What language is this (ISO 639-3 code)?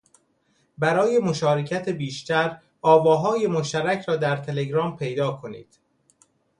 fas